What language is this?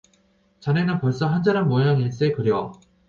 Korean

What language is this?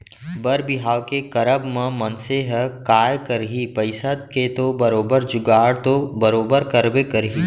Chhattisgarhi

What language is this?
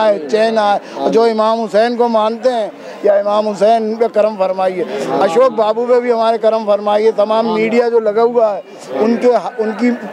Hindi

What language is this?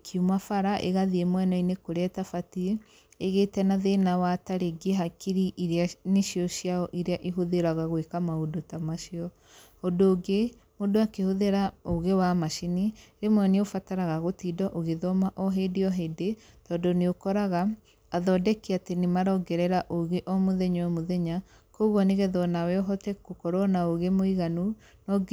Kikuyu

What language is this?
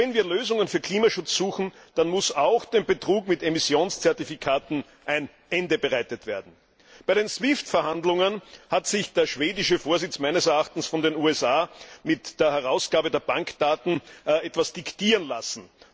German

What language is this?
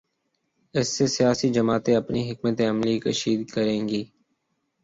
Urdu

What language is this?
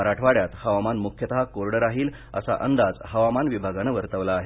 Marathi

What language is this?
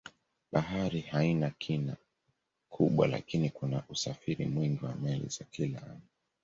Swahili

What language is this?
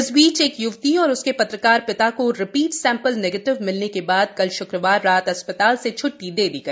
Hindi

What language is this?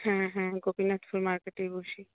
Bangla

